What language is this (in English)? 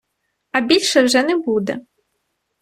Ukrainian